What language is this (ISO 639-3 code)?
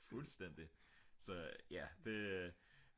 dan